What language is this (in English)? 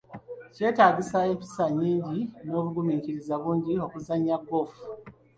Ganda